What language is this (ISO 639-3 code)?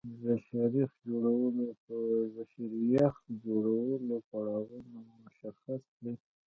pus